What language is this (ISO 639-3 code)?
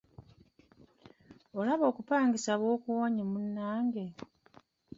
lug